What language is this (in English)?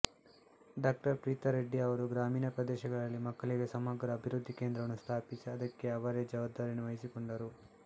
Kannada